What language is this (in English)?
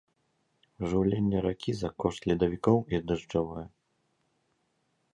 Belarusian